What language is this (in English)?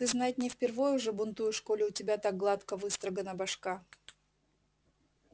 Russian